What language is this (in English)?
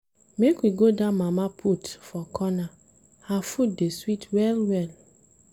Nigerian Pidgin